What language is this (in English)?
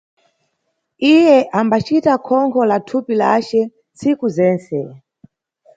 Nyungwe